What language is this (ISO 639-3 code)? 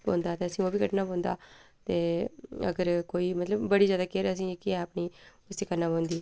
doi